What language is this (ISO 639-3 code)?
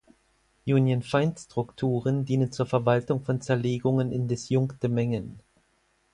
deu